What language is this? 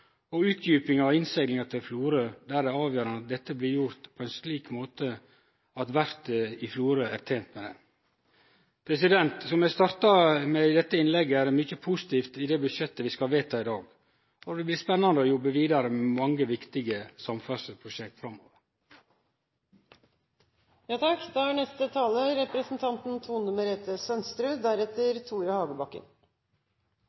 Norwegian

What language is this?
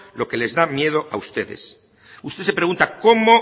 Spanish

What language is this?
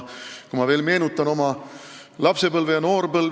Estonian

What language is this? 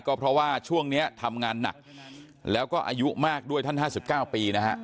Thai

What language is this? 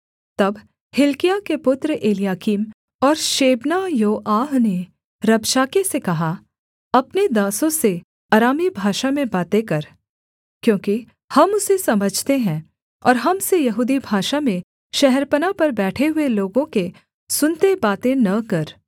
Hindi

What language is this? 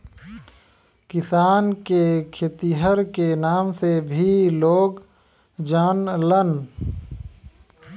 Bhojpuri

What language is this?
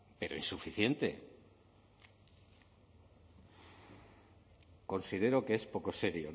Spanish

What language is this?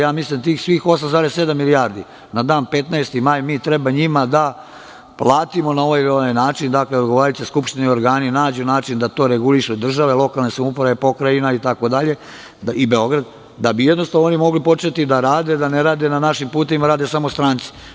Serbian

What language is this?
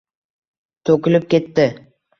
Uzbek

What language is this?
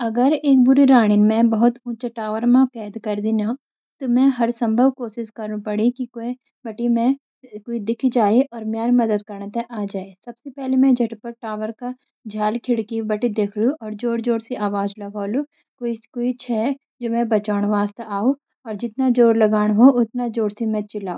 Garhwali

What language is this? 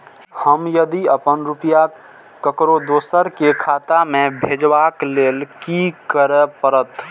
Maithili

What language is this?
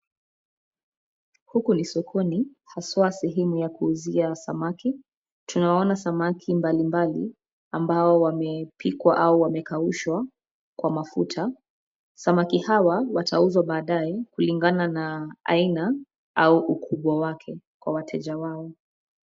Swahili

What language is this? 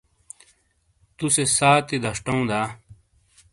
Shina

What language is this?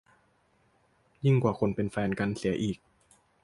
Thai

